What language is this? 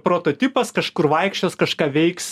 Lithuanian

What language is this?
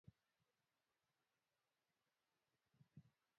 Swahili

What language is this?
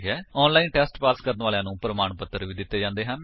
Punjabi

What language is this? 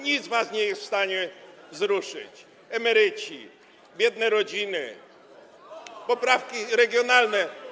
Polish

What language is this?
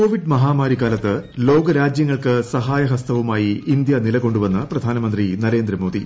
Malayalam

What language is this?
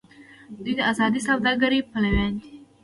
Pashto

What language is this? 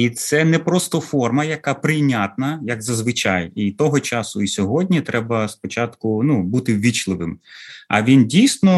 Ukrainian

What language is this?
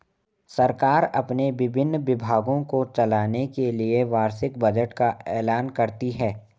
Hindi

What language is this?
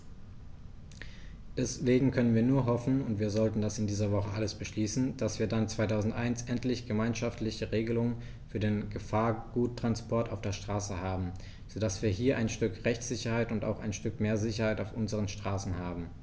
German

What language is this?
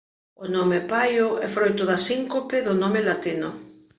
Galician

